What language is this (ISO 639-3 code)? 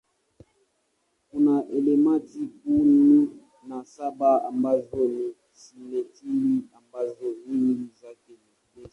swa